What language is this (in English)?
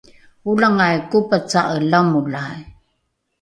Rukai